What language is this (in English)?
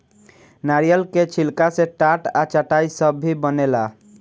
Bhojpuri